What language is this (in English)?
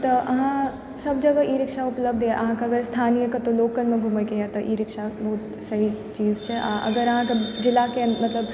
Maithili